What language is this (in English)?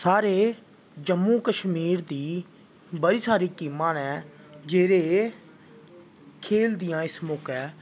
Dogri